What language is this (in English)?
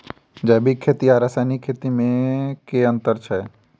Maithili